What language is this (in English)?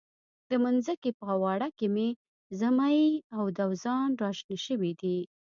Pashto